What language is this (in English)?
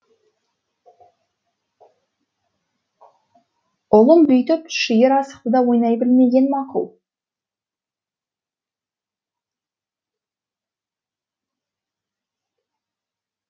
Kazakh